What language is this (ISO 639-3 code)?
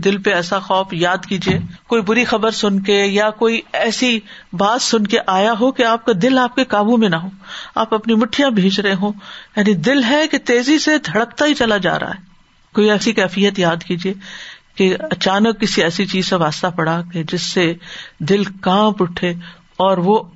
urd